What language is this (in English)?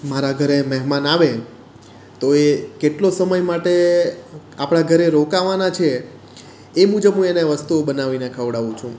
Gujarati